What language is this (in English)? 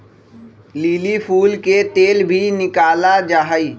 Magahi